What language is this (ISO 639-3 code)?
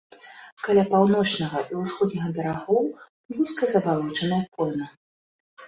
bel